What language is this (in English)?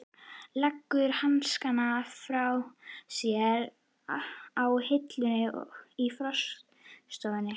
Icelandic